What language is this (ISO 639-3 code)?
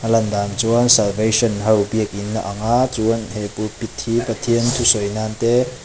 lus